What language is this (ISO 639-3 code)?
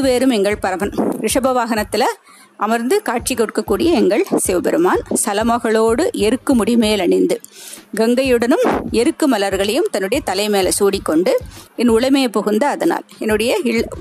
tam